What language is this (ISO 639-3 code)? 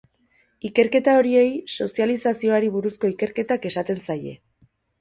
eus